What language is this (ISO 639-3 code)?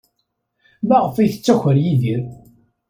kab